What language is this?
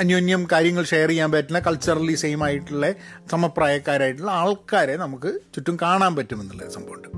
Malayalam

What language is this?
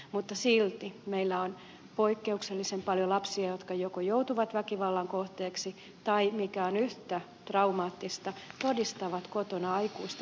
Finnish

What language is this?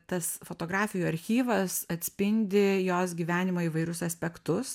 Lithuanian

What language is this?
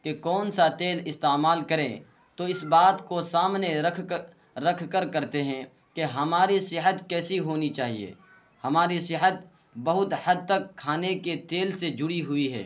Urdu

